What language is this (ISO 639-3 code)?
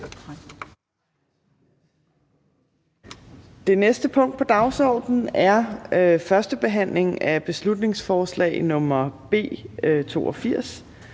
dan